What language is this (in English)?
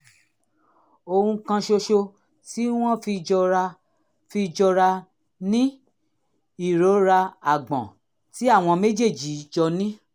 Yoruba